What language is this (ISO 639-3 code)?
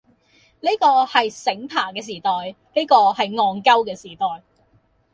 yue